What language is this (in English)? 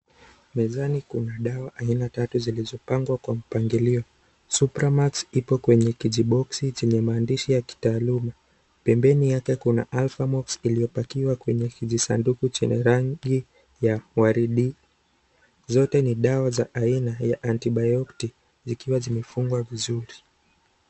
Swahili